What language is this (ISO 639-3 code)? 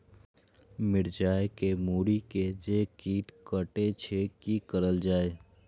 mai